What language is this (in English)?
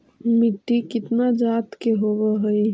Magahi